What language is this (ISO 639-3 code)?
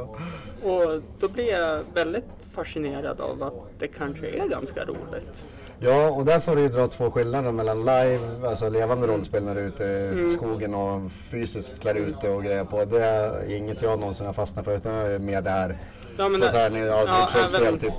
swe